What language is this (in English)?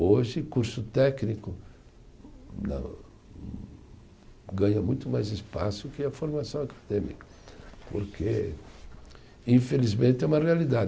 Portuguese